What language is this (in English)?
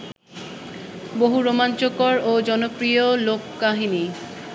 Bangla